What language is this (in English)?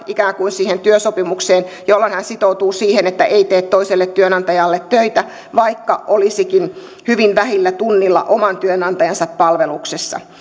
Finnish